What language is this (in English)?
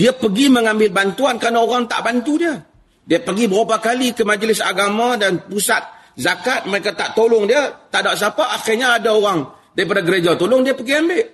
Malay